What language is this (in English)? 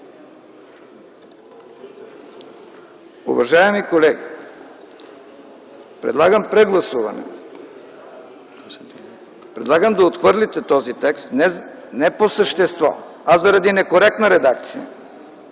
Bulgarian